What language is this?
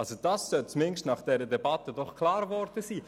Swiss German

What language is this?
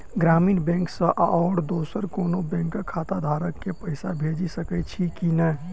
Maithili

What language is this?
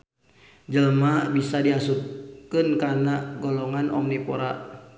Sundanese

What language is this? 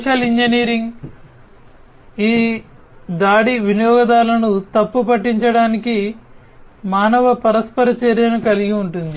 Telugu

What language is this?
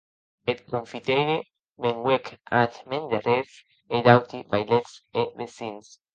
Occitan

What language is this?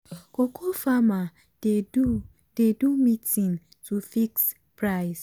Nigerian Pidgin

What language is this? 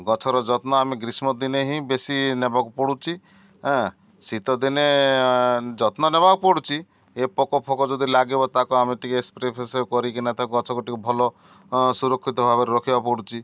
Odia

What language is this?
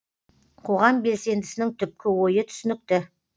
Kazakh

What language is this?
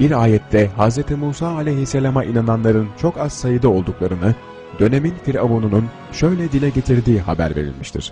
Turkish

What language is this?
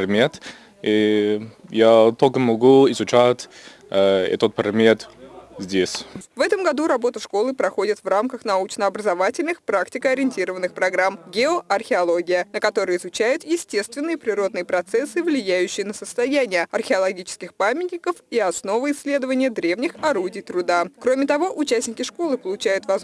Russian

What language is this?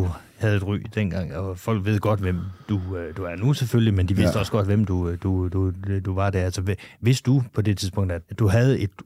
Danish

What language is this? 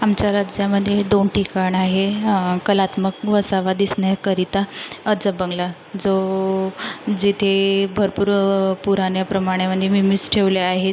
Marathi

